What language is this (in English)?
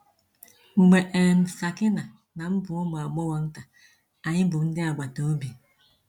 Igbo